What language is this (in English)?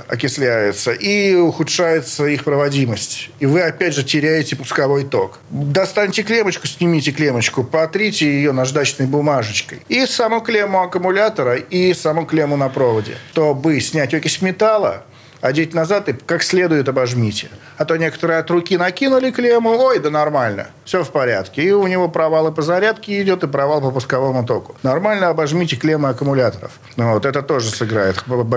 Russian